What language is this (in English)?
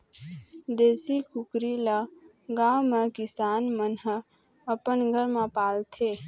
Chhattisgarhi